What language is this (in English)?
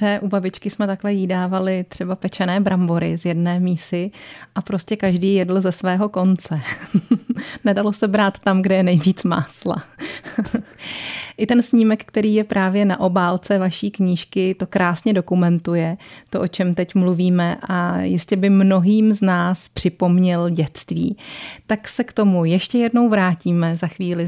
Czech